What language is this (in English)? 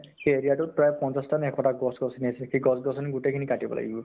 Assamese